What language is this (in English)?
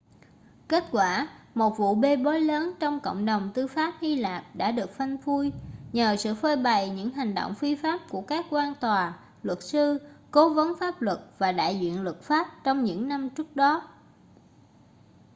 Vietnamese